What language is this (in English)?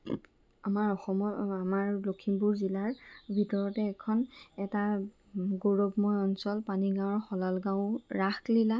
Assamese